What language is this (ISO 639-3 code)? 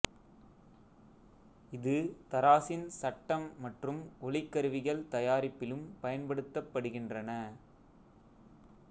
tam